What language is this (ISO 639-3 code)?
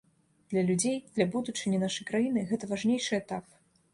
bel